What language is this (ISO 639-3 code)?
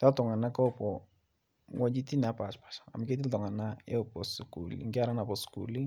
mas